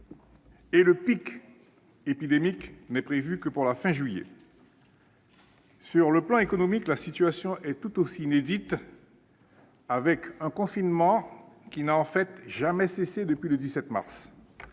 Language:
French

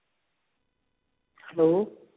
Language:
Punjabi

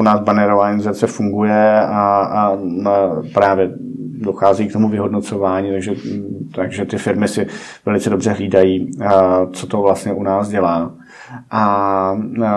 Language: Czech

